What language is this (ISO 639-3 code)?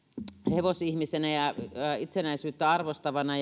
fin